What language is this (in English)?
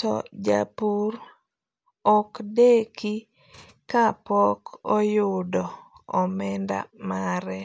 Luo (Kenya and Tanzania)